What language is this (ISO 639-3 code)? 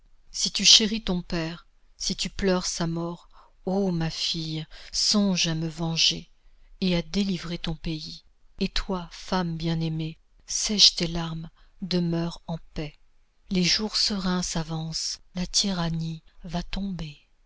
fra